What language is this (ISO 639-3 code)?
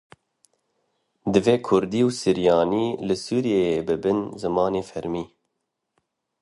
kur